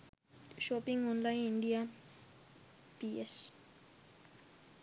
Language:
Sinhala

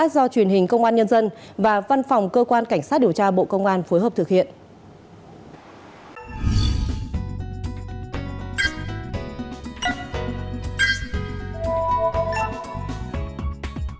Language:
Vietnamese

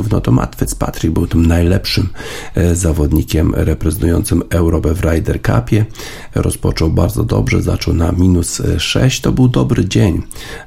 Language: Polish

